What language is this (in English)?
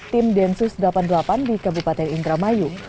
Indonesian